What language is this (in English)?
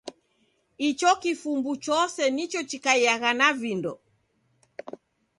Taita